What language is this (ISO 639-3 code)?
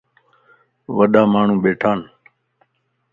lss